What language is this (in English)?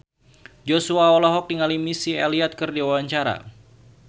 Sundanese